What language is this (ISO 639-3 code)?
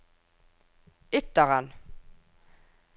nor